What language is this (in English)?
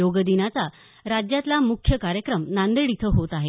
Marathi